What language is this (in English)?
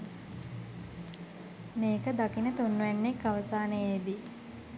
Sinhala